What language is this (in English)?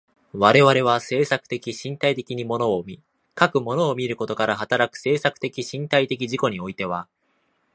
Japanese